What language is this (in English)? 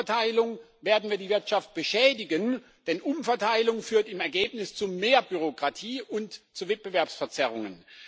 German